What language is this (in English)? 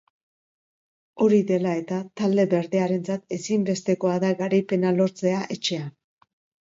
Basque